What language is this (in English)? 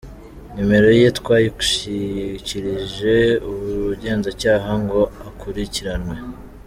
Kinyarwanda